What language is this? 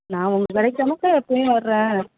Tamil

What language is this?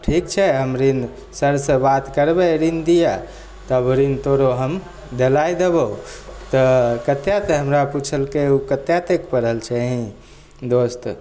Maithili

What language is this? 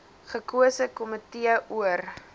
Afrikaans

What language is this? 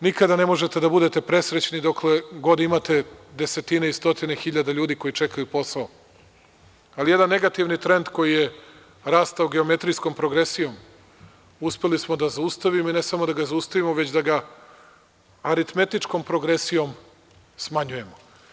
Serbian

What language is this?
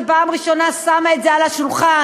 Hebrew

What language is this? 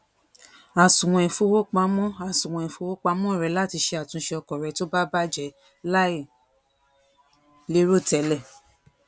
Yoruba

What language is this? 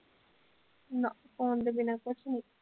Punjabi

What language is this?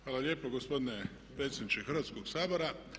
Croatian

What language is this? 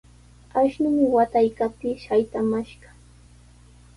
Sihuas Ancash Quechua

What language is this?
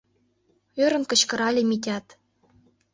Mari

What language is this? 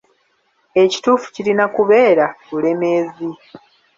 Ganda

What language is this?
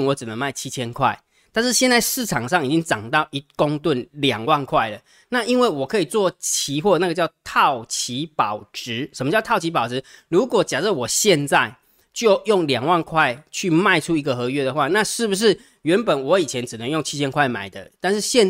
Chinese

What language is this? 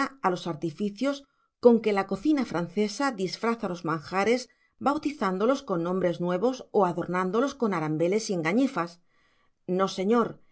Spanish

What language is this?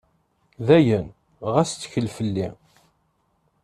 Kabyle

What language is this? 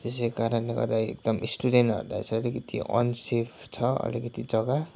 Nepali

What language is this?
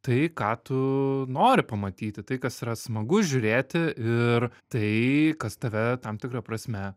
Lithuanian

